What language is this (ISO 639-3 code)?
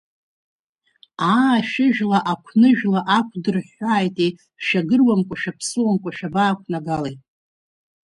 abk